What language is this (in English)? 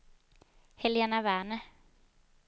Swedish